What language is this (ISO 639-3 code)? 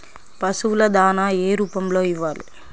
tel